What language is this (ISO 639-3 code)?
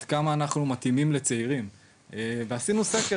heb